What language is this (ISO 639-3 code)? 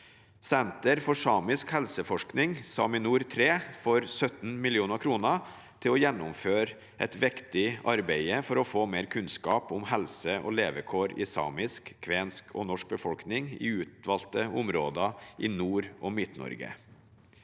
nor